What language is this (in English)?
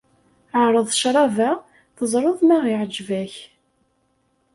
Kabyle